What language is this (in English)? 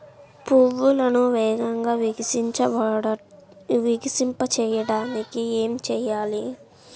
Telugu